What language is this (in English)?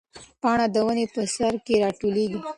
Pashto